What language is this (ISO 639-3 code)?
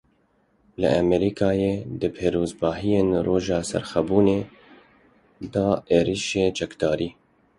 kur